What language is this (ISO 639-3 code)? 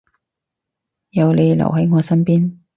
yue